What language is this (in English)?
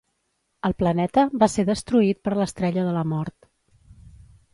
Catalan